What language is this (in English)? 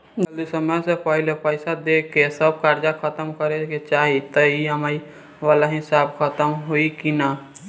Bhojpuri